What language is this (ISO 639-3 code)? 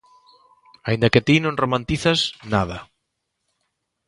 glg